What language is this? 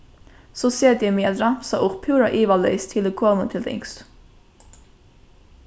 Faroese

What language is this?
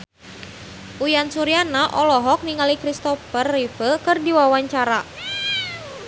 Sundanese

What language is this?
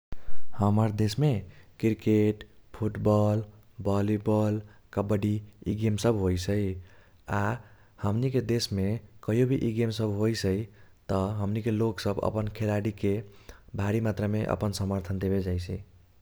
Kochila Tharu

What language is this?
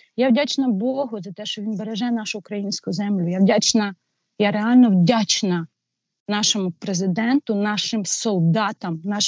Ukrainian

